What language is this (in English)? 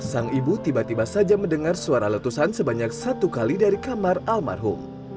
Indonesian